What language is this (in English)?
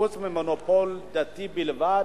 Hebrew